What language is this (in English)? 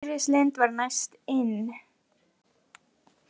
Icelandic